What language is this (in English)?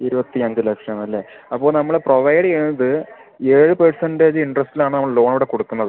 Malayalam